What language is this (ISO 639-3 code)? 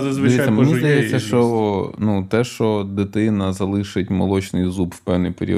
ukr